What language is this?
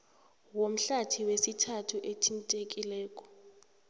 South Ndebele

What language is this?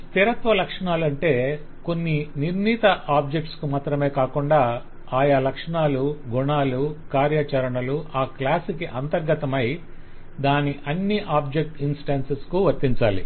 Telugu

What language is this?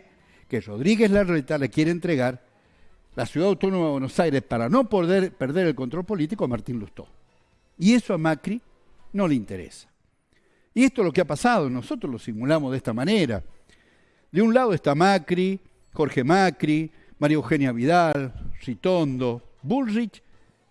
Spanish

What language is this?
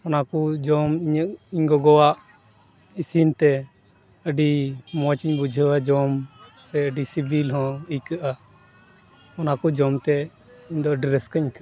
Santali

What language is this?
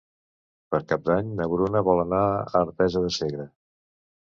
Catalan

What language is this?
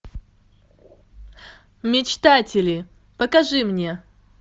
Russian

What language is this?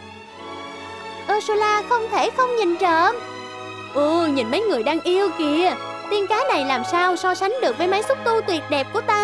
Vietnamese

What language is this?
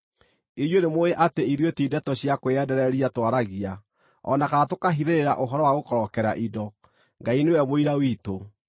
Kikuyu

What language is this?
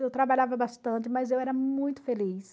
Portuguese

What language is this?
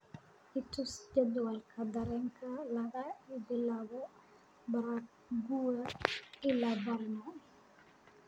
Somali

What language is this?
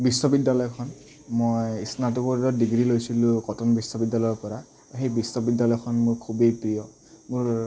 Assamese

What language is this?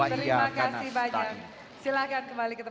Indonesian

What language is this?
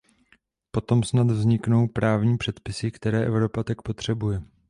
Czech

